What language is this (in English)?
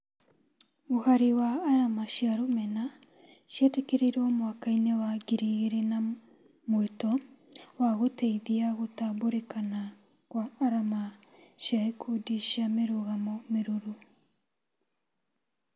Kikuyu